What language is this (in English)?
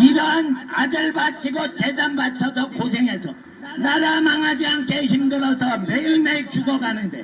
Korean